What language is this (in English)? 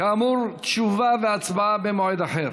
Hebrew